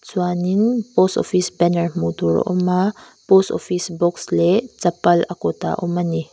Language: Mizo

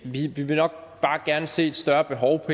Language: Danish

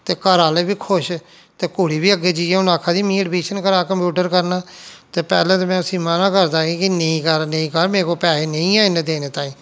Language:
Dogri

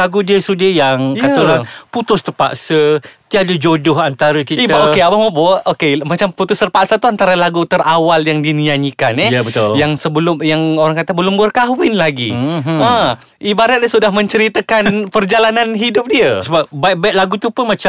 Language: Malay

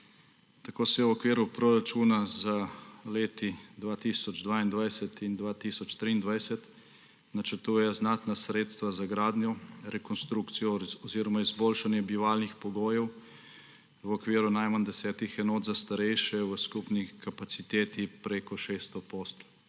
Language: Slovenian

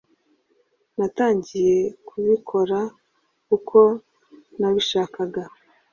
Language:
Kinyarwanda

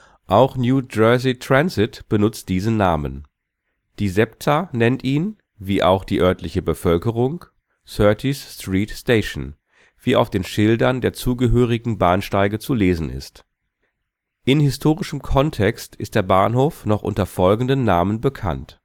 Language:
German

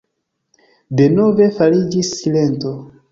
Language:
Esperanto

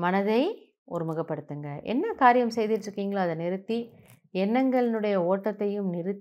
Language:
Hindi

